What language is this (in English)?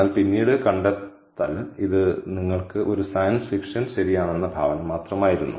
Malayalam